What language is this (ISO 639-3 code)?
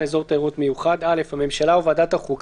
heb